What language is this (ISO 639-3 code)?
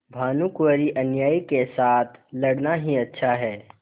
hin